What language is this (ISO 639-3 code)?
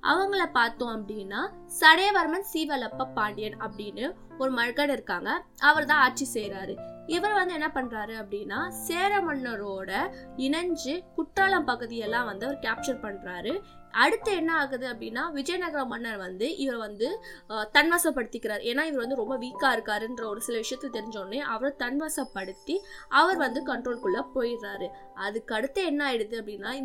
tam